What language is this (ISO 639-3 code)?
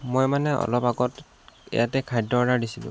asm